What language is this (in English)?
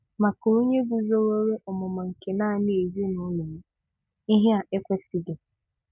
Igbo